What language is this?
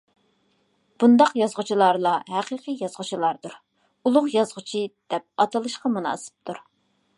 Uyghur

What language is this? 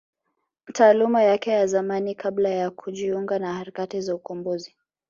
Swahili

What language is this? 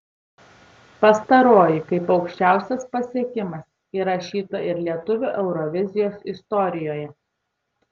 Lithuanian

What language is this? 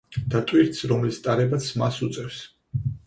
Georgian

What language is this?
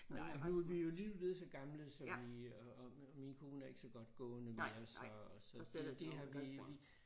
Danish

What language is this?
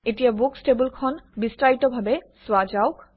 Assamese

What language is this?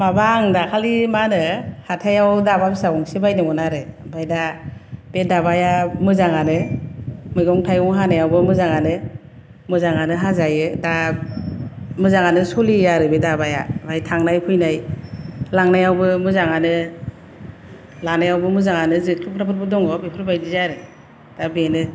Bodo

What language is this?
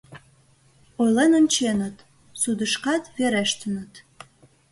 Mari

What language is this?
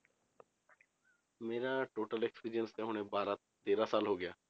Punjabi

